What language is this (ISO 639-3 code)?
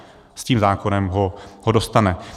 ces